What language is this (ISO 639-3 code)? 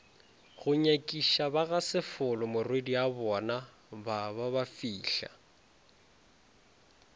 nso